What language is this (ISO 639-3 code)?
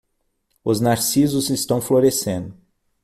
por